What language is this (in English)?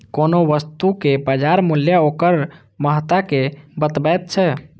Maithili